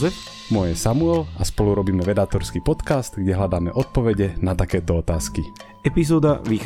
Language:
Slovak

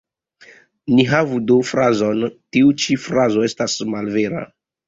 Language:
Esperanto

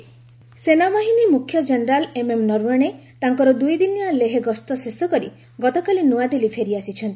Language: Odia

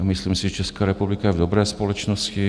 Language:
Czech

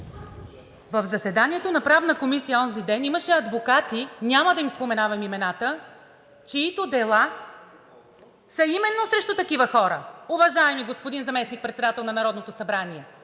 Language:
Bulgarian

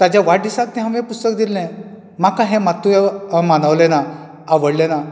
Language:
Konkani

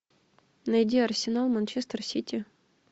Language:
Russian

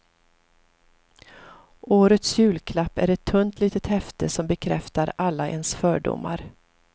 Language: Swedish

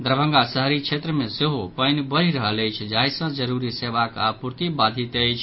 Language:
Maithili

